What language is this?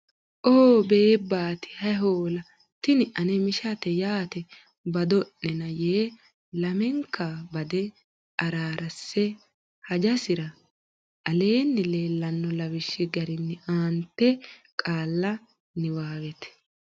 Sidamo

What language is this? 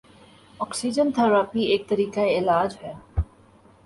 Urdu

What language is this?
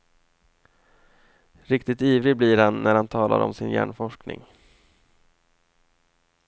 Swedish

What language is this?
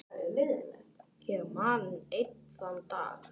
Icelandic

